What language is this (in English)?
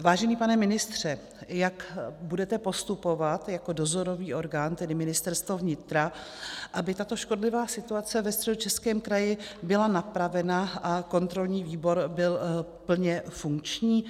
Czech